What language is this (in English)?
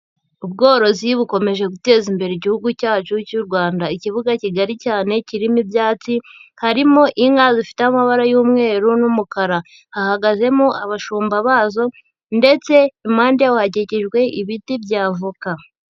Kinyarwanda